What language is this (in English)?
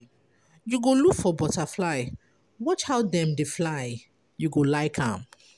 Nigerian Pidgin